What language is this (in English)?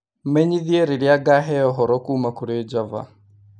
Kikuyu